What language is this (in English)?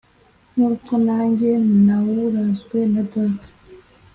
Kinyarwanda